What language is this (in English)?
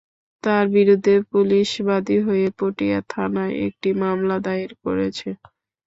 Bangla